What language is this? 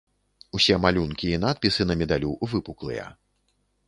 Belarusian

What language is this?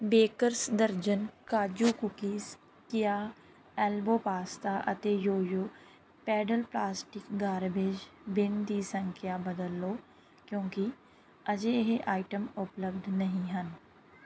Punjabi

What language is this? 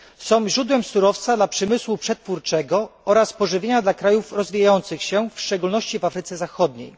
Polish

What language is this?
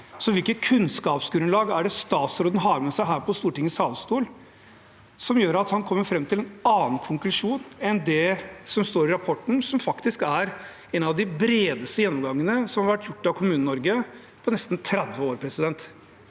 Norwegian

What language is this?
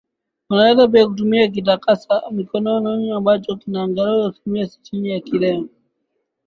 Swahili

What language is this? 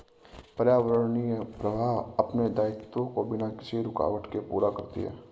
Hindi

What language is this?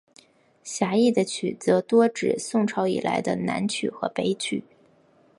Chinese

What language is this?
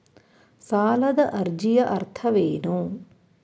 Kannada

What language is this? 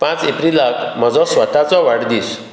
Konkani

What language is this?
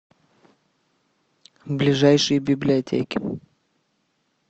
Russian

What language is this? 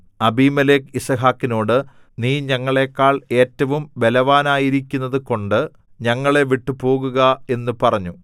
Malayalam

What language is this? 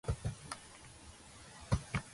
Georgian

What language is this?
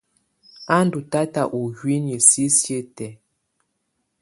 Tunen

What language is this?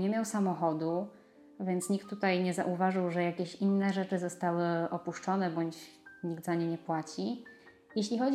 Polish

